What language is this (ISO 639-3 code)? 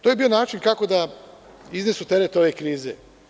srp